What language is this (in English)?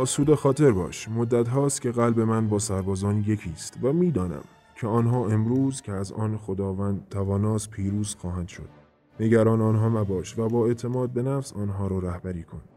Persian